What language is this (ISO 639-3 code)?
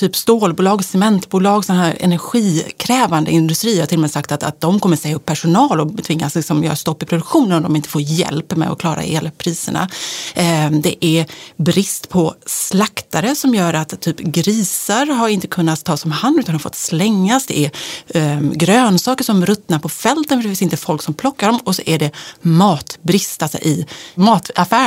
swe